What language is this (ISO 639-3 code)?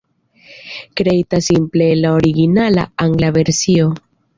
epo